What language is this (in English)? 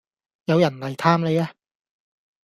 Cantonese